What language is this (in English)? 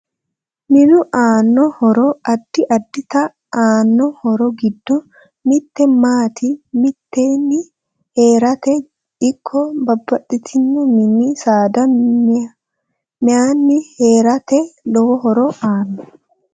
Sidamo